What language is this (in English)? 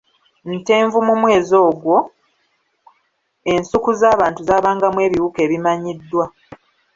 Ganda